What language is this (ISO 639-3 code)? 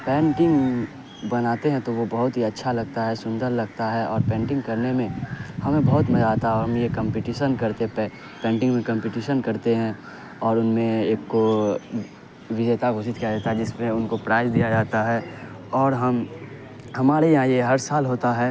urd